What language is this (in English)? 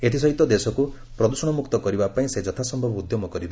Odia